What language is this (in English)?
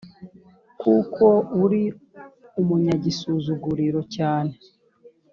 Kinyarwanda